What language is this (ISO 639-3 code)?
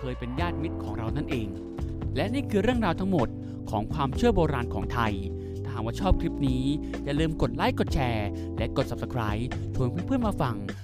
tha